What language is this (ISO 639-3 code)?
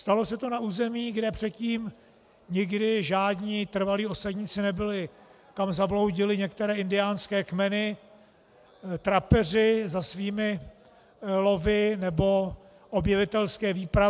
ces